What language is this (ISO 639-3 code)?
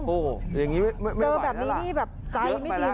tha